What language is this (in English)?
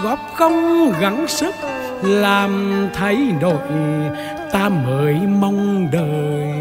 Vietnamese